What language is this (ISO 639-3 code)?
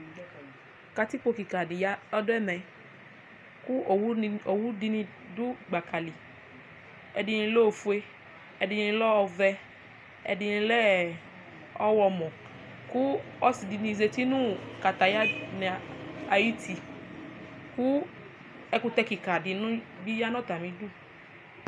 kpo